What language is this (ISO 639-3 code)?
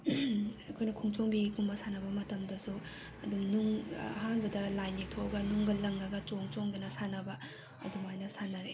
mni